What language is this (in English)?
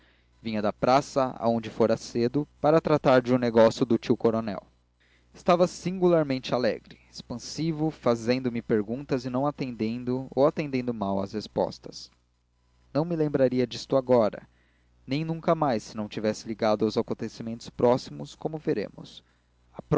Portuguese